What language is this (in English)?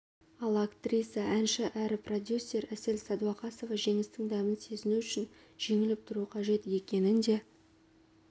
Kazakh